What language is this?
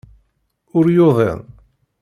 Kabyle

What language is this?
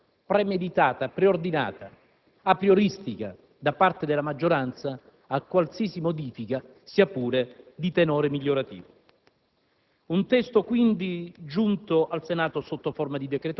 Italian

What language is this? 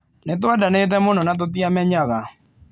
Kikuyu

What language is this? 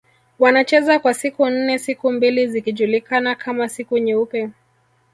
Swahili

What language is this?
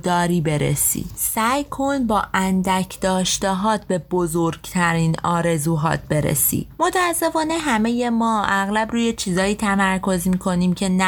Persian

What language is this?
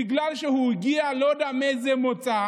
Hebrew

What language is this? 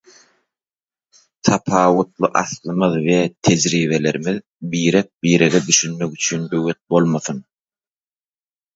Turkmen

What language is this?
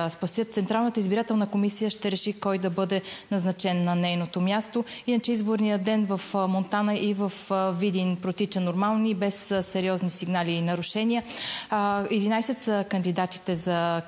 Bulgarian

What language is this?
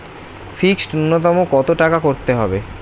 Bangla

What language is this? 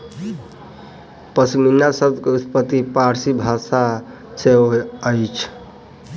Maithili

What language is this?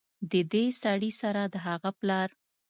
Pashto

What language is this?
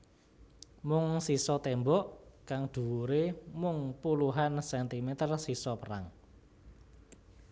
Javanese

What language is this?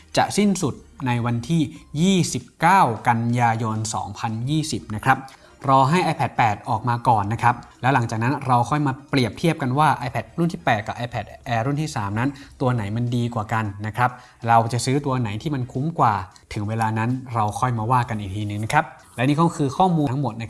Thai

